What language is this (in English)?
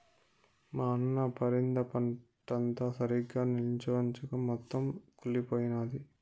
Telugu